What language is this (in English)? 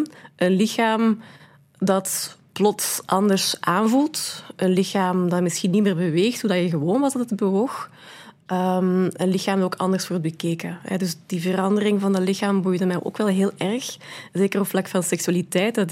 Dutch